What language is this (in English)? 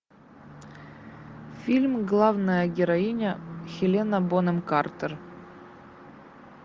Russian